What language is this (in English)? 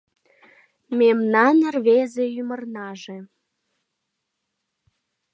Mari